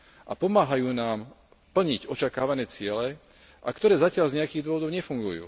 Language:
Slovak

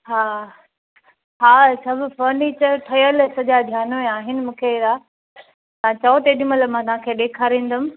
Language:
Sindhi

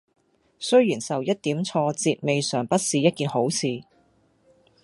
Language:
Cantonese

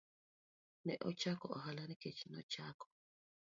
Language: Luo (Kenya and Tanzania)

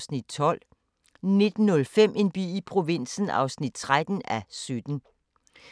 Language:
Danish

